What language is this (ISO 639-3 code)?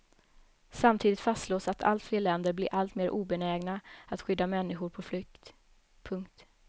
swe